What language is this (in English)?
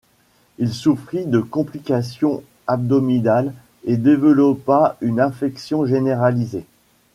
French